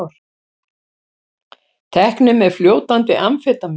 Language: Icelandic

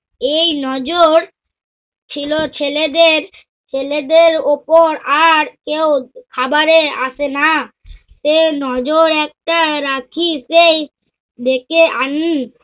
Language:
Bangla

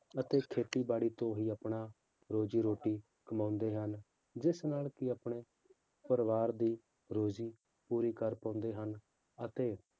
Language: Punjabi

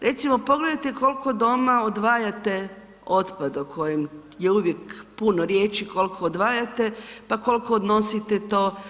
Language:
Croatian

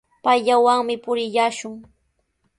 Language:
Sihuas Ancash Quechua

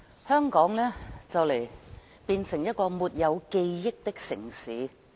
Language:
Cantonese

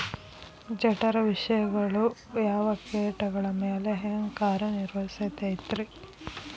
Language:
Kannada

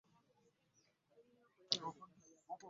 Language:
Ganda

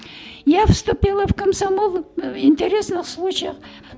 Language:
Kazakh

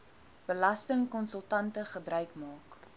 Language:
Afrikaans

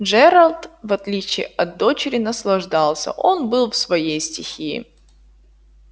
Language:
Russian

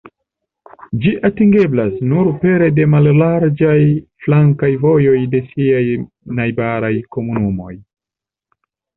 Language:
Esperanto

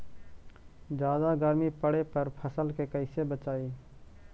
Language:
Magahi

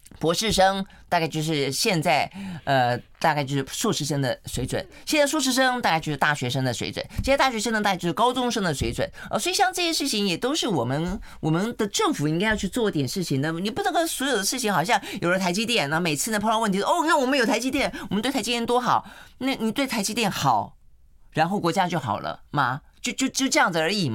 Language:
Chinese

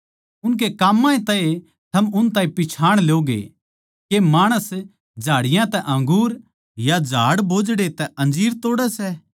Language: Haryanvi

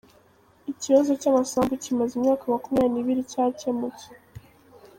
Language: Kinyarwanda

